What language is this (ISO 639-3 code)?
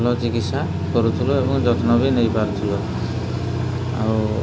ori